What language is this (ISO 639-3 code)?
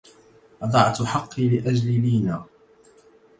ara